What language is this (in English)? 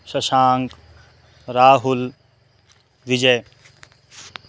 Sanskrit